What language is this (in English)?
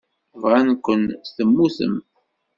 Kabyle